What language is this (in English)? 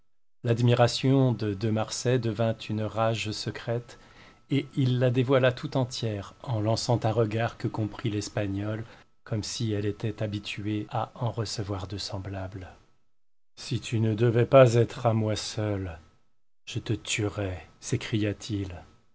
French